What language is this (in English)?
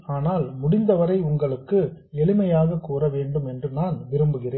Tamil